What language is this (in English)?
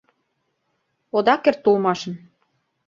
Mari